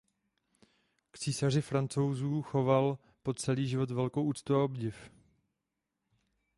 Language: Czech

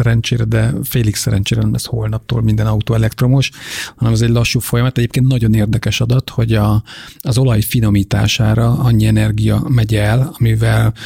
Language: Hungarian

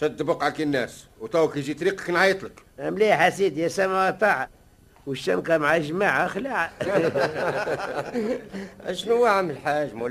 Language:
Arabic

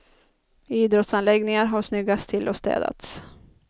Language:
Swedish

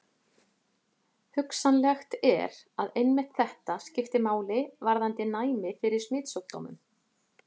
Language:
Icelandic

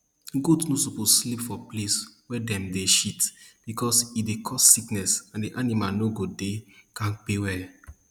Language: Nigerian Pidgin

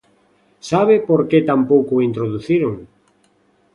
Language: Galician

